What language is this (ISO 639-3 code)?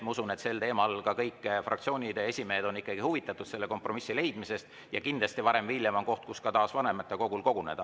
est